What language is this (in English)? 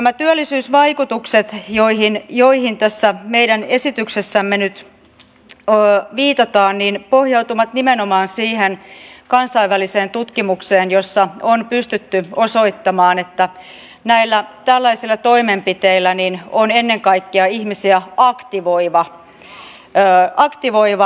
Finnish